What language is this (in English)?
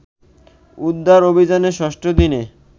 Bangla